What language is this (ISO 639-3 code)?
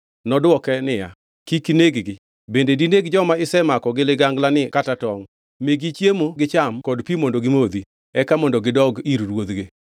luo